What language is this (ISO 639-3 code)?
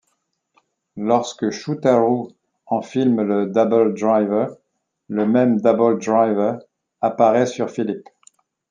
fra